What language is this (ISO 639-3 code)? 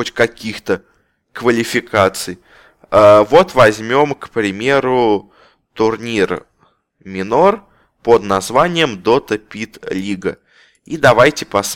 rus